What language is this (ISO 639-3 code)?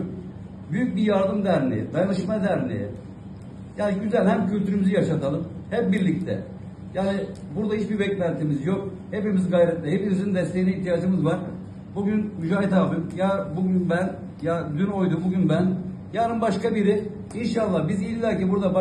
tur